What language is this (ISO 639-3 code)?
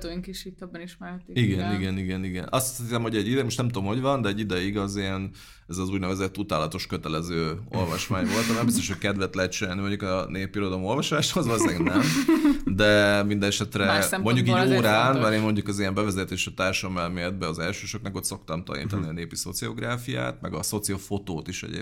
hun